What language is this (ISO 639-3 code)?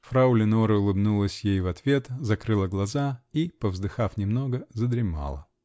rus